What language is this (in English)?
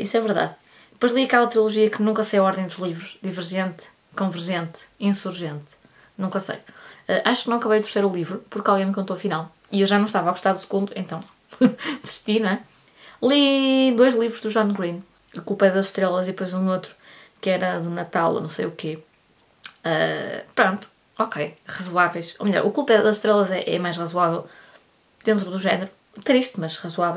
Portuguese